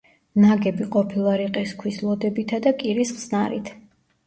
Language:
Georgian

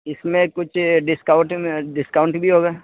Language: Urdu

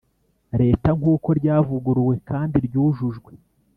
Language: Kinyarwanda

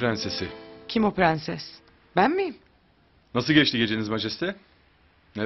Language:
Turkish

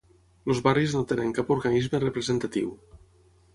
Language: Catalan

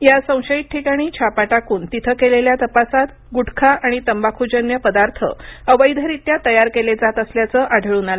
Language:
Marathi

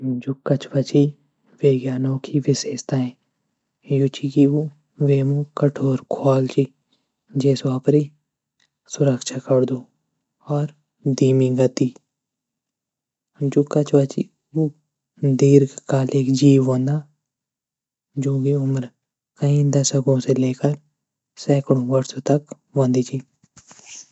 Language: Garhwali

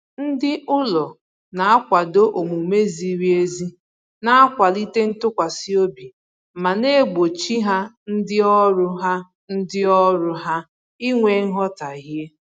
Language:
Igbo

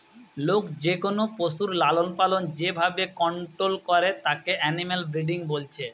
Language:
Bangla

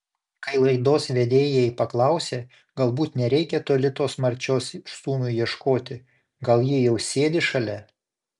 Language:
Lithuanian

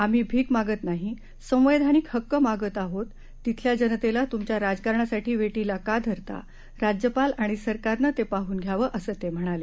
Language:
Marathi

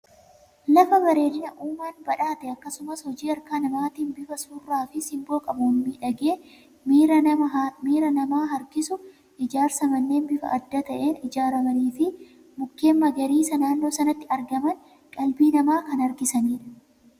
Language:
Oromo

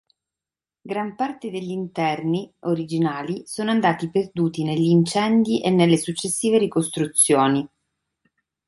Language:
Italian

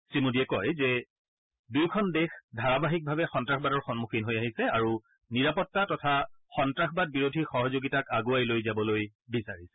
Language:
Assamese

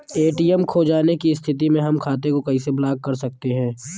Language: Bhojpuri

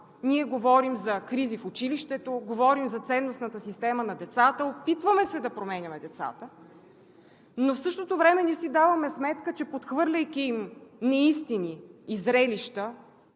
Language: Bulgarian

